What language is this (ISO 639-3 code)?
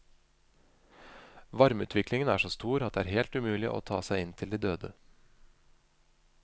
nor